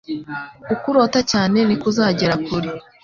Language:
Kinyarwanda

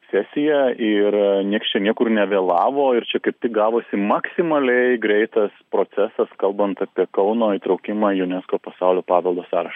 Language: Lithuanian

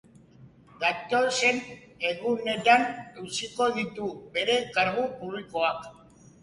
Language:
Basque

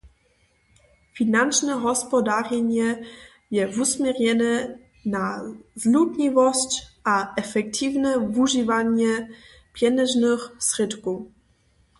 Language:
Upper Sorbian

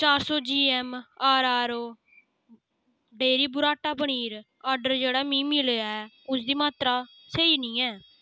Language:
Dogri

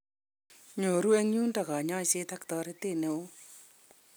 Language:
Kalenjin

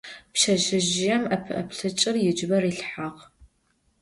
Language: Adyghe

